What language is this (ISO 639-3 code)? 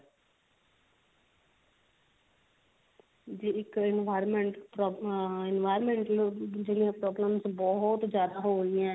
pan